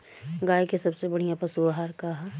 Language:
Bhojpuri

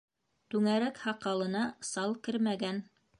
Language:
Bashkir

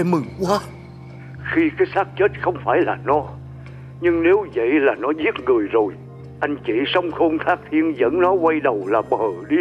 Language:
Vietnamese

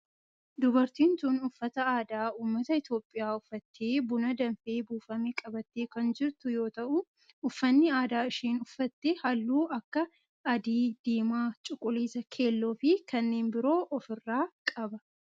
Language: Oromo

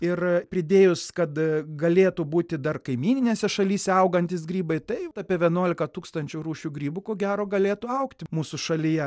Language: Lithuanian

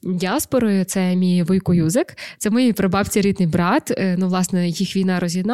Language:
Ukrainian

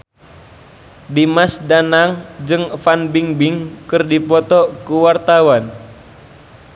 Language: Sundanese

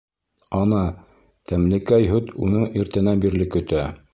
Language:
Bashkir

